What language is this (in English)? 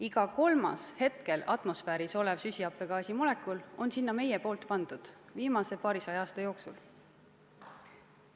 Estonian